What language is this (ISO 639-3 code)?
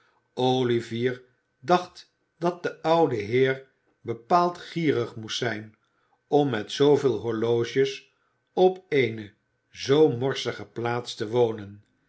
nld